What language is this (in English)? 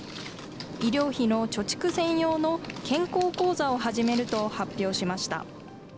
Japanese